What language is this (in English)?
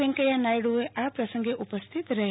Gujarati